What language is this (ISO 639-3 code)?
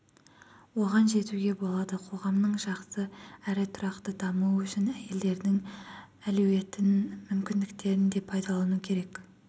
kaz